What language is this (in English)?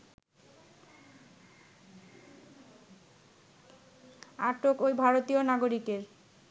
Bangla